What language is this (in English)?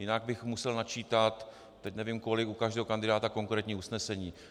Czech